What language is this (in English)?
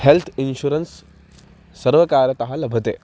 Sanskrit